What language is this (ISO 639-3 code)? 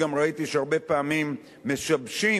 heb